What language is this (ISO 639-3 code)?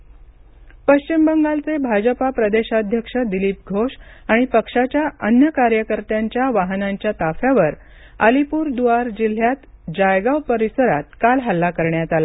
mar